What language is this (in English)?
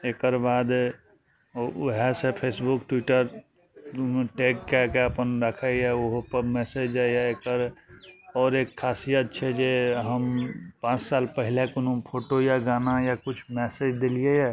Maithili